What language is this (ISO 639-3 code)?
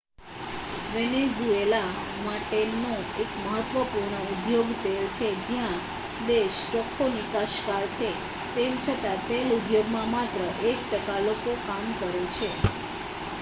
guj